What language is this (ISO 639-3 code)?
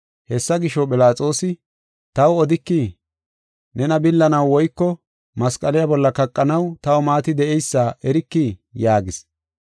gof